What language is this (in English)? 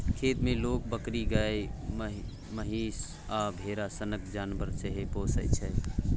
Maithili